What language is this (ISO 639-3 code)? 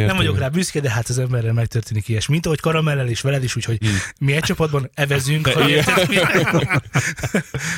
hun